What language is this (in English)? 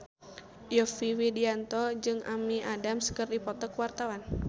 Sundanese